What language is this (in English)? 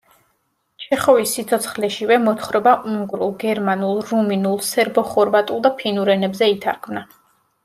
Georgian